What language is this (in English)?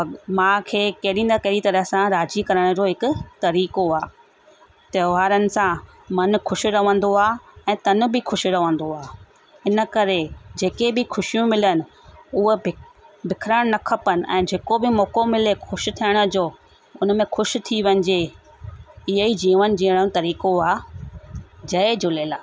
Sindhi